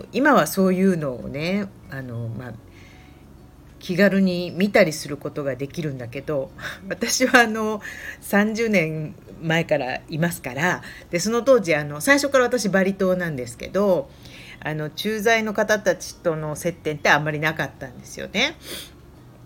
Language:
Japanese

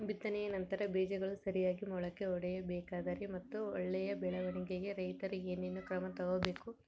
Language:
Kannada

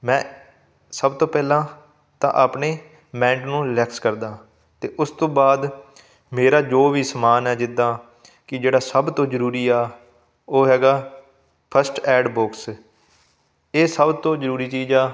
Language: Punjabi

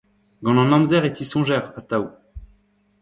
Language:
Breton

